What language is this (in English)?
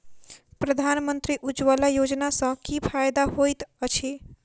Maithili